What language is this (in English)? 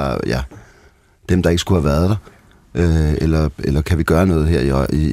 Danish